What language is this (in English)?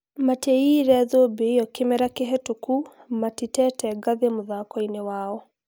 Kikuyu